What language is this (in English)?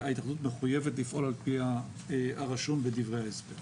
Hebrew